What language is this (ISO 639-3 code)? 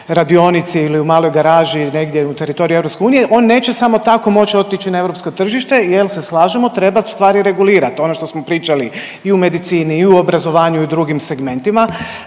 hrv